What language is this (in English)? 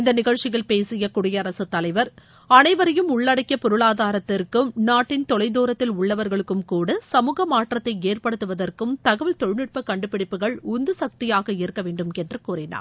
Tamil